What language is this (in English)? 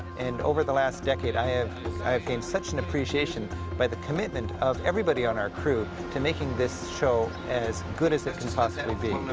English